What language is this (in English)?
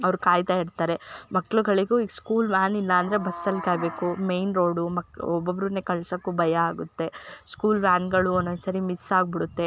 Kannada